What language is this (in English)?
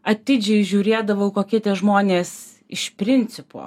Lithuanian